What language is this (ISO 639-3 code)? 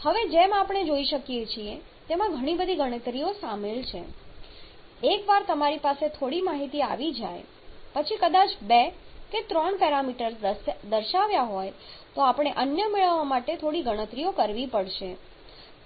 guj